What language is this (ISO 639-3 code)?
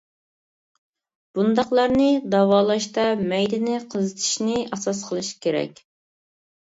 uig